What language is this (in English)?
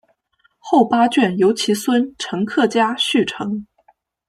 Chinese